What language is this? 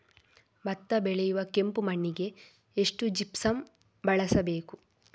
Kannada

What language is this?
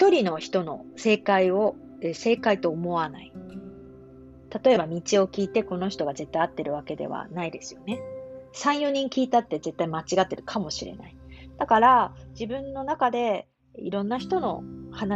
Japanese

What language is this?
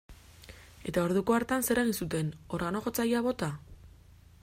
Basque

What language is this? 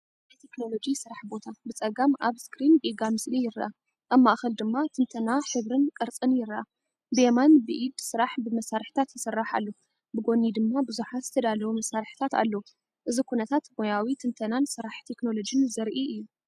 Tigrinya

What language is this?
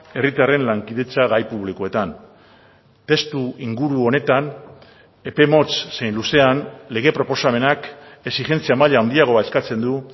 Basque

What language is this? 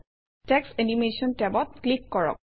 Assamese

